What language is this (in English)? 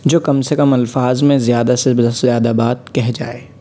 Urdu